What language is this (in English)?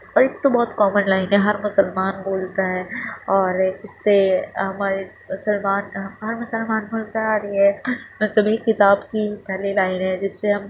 Urdu